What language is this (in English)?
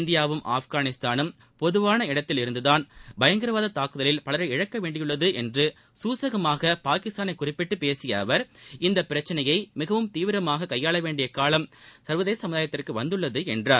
Tamil